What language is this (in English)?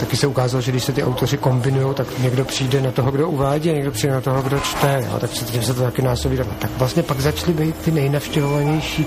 Czech